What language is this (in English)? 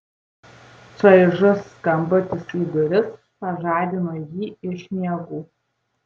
Lithuanian